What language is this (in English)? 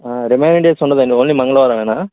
Telugu